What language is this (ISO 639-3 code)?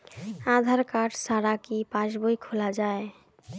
ben